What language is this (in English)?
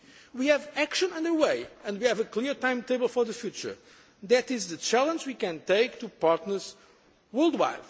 English